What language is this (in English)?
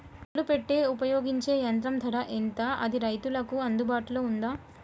Telugu